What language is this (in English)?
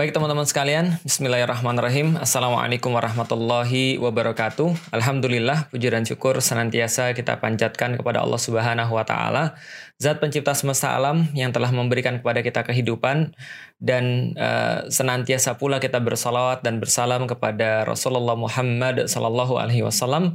Indonesian